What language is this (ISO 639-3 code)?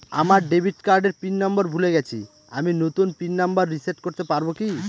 ben